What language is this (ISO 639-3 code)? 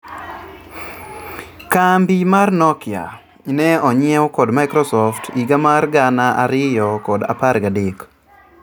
luo